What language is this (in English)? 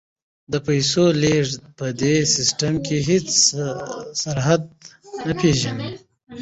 Pashto